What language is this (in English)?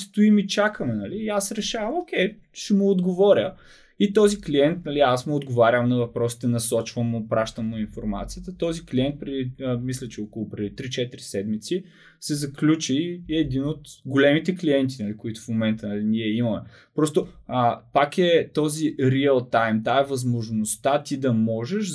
Bulgarian